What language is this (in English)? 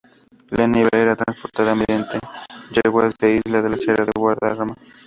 Spanish